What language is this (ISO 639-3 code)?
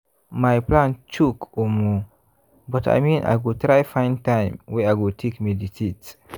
pcm